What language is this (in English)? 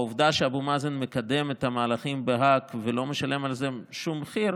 Hebrew